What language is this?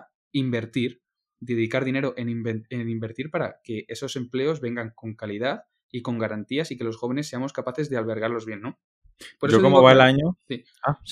Spanish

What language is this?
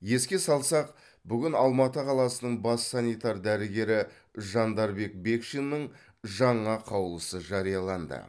Kazakh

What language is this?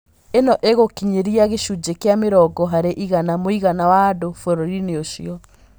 Kikuyu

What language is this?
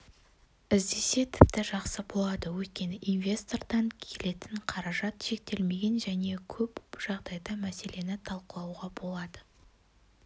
Kazakh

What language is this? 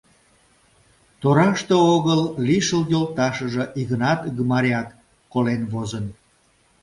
Mari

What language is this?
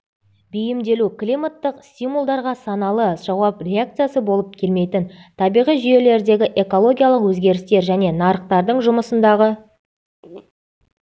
Kazakh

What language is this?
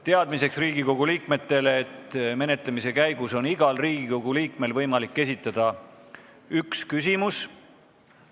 Estonian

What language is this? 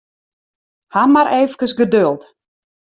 Western Frisian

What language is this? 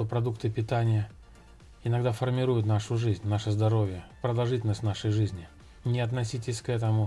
Russian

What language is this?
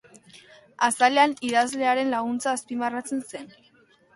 Basque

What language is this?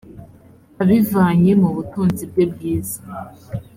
Kinyarwanda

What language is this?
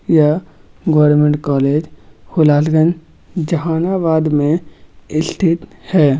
Magahi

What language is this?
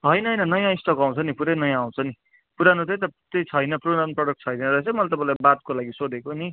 Nepali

